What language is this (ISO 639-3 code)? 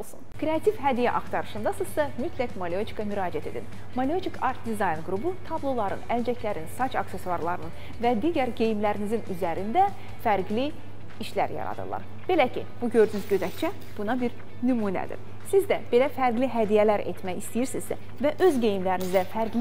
tur